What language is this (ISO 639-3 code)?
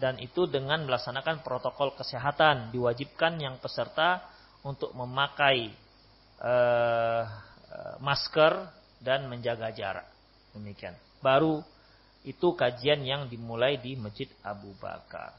ind